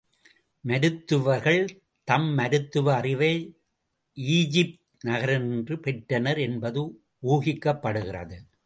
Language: Tamil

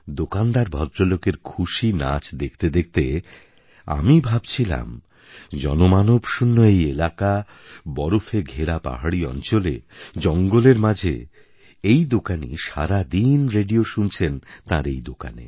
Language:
Bangla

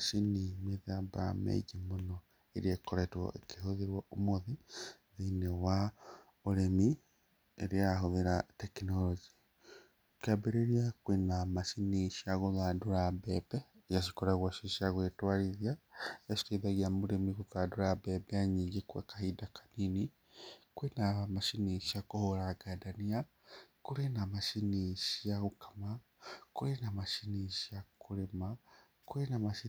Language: Kikuyu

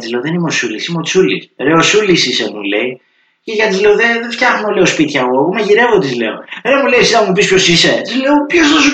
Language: Greek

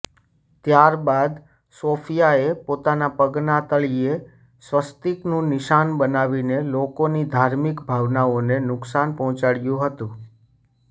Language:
Gujarati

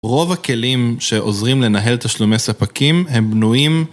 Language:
Hebrew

